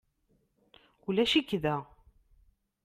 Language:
Kabyle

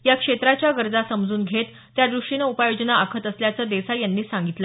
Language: Marathi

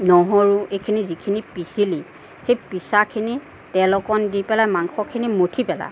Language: Assamese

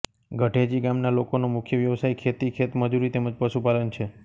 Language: Gujarati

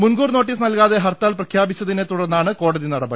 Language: Malayalam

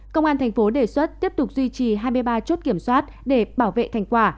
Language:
Vietnamese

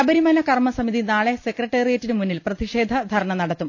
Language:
Malayalam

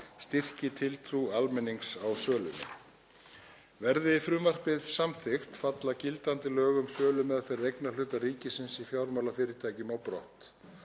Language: Icelandic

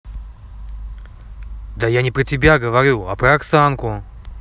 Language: Russian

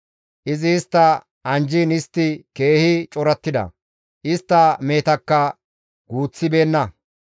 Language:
Gamo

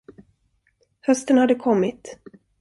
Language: Swedish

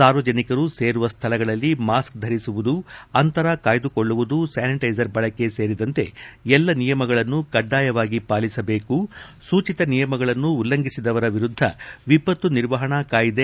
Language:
Kannada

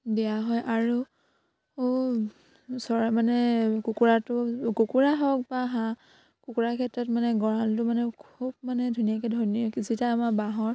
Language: Assamese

